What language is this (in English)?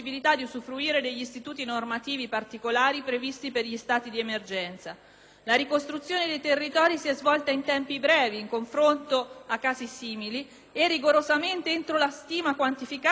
Italian